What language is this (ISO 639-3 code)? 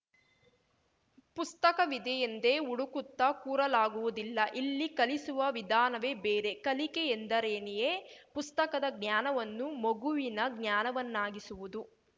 kan